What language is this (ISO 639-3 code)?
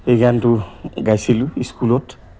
asm